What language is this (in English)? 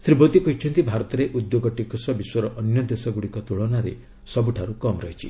Odia